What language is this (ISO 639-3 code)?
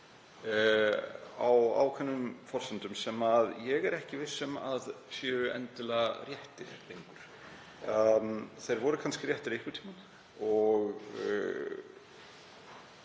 isl